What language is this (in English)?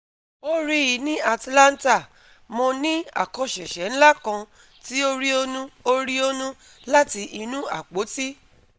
Yoruba